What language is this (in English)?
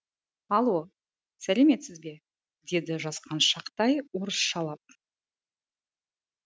Kazakh